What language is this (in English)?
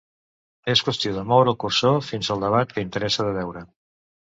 Catalan